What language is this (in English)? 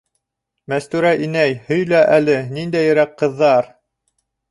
Bashkir